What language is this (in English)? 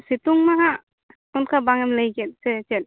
Santali